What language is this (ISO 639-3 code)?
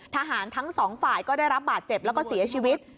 tha